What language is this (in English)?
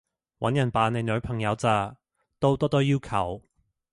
Cantonese